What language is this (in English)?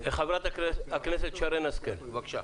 Hebrew